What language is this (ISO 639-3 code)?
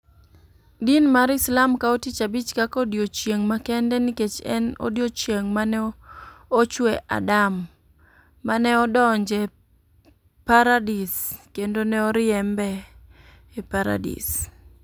luo